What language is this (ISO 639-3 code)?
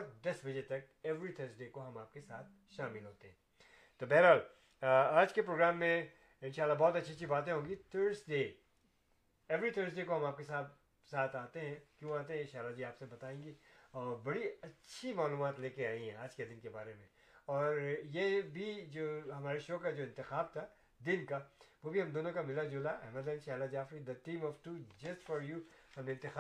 urd